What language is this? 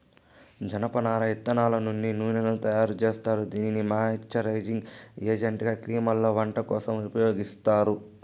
Telugu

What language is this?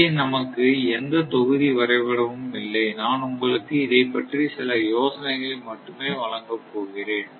Tamil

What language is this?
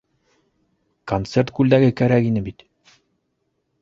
Bashkir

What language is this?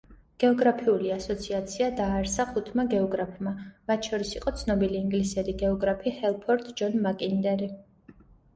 Georgian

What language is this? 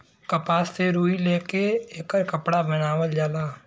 Bhojpuri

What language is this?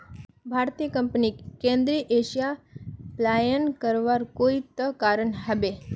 Magahi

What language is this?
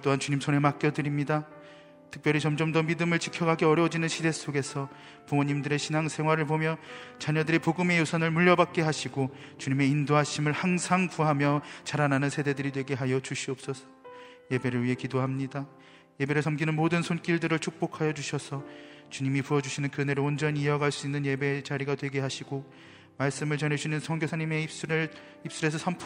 Korean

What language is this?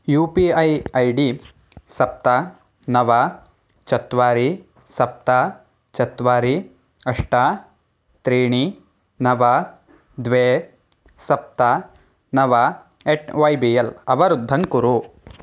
Sanskrit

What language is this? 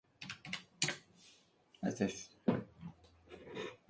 Spanish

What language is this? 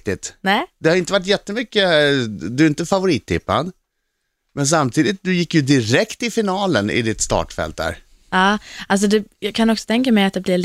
Swedish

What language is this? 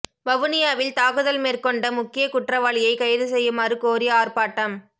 Tamil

